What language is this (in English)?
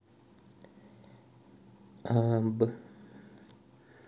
Russian